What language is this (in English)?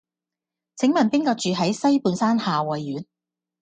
Cantonese